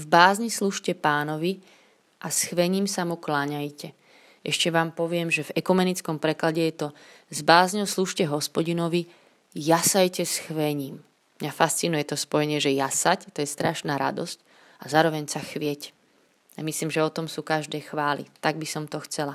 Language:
Slovak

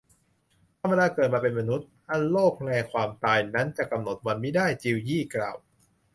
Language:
Thai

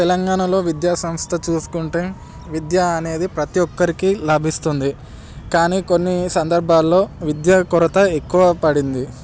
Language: Telugu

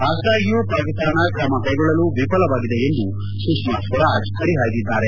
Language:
Kannada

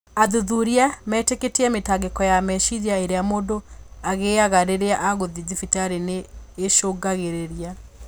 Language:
Kikuyu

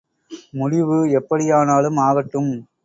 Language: Tamil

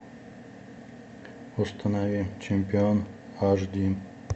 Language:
Russian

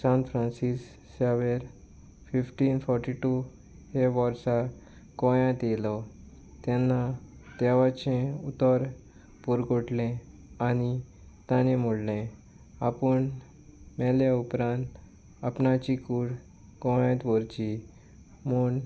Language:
Konkani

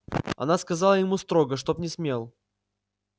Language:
Russian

